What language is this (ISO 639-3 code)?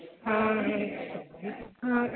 mai